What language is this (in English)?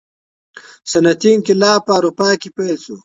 Pashto